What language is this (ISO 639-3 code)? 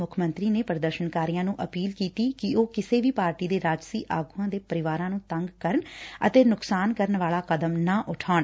pan